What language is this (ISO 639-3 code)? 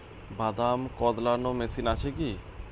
ben